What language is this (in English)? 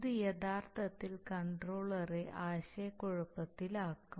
Malayalam